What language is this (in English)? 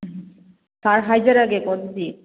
Manipuri